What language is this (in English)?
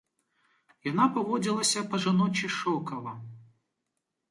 Belarusian